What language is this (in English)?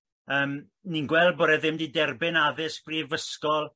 Welsh